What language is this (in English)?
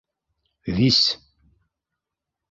Bashkir